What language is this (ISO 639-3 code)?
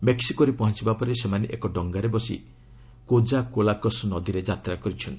ori